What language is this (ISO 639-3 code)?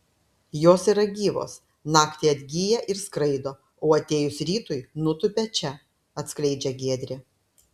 lit